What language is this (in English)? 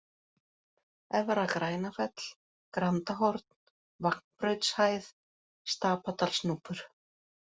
Icelandic